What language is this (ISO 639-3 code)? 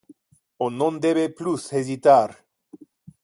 ina